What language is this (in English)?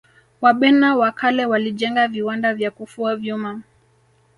Swahili